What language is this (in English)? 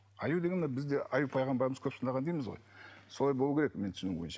Kazakh